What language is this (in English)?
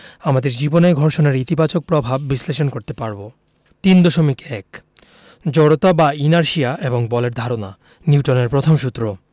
Bangla